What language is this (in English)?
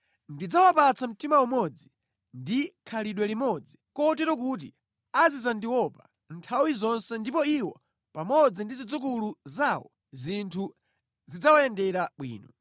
Nyanja